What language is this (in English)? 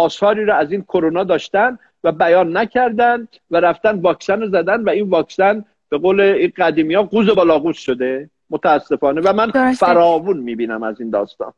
Persian